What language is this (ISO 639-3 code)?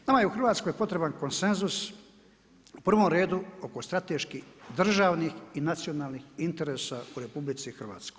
hrv